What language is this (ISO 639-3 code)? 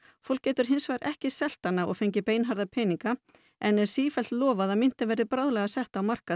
isl